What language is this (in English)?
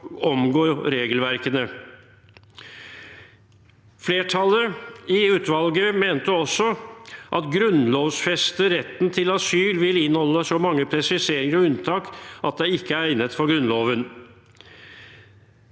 Norwegian